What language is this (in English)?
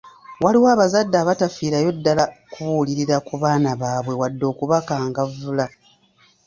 Ganda